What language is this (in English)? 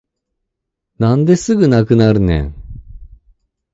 Japanese